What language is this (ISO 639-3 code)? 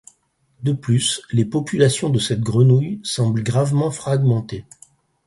fra